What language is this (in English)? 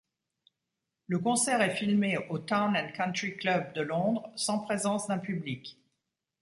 French